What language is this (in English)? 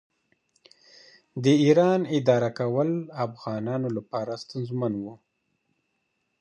Pashto